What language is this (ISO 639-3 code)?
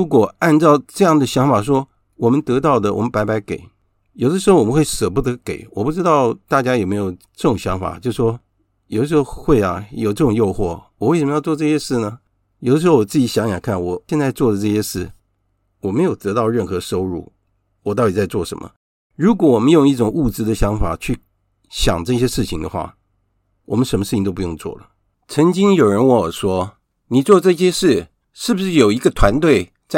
zho